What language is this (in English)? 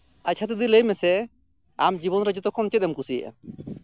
Santali